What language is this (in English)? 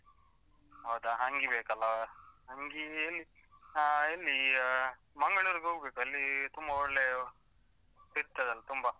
Kannada